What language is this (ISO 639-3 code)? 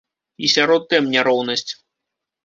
bel